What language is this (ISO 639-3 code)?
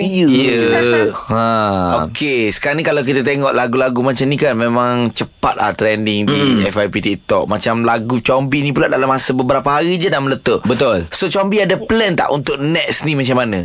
msa